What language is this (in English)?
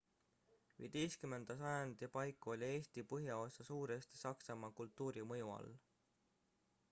Estonian